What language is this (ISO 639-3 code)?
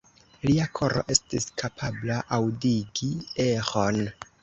epo